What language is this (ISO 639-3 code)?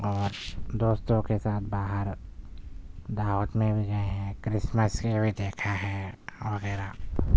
urd